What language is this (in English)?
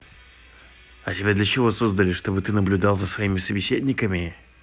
Russian